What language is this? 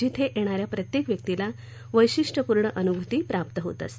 Marathi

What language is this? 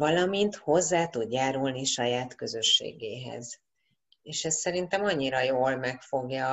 Hungarian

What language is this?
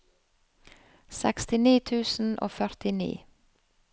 Norwegian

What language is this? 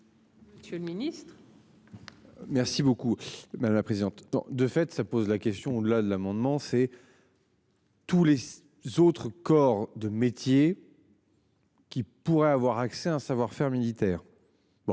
French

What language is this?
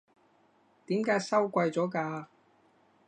Cantonese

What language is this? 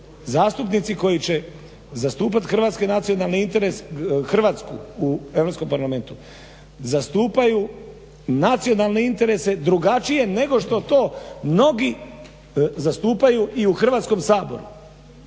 Croatian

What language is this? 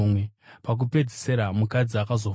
Shona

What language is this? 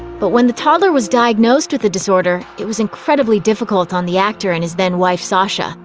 English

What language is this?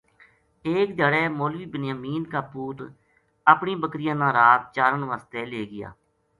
Gujari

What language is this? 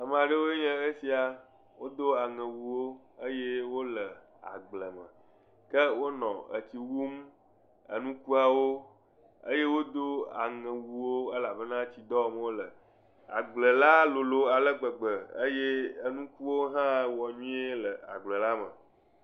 Ewe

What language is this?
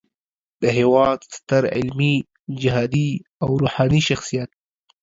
Pashto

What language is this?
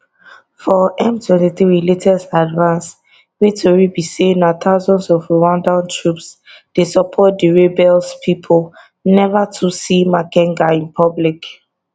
Nigerian Pidgin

